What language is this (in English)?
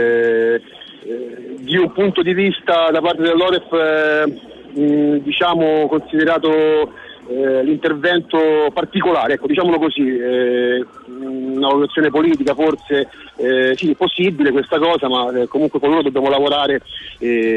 Italian